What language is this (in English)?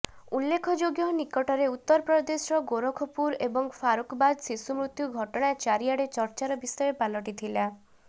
Odia